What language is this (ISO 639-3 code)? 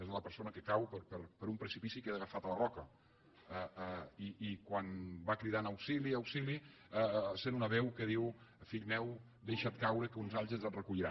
cat